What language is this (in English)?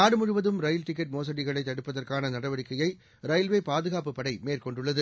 Tamil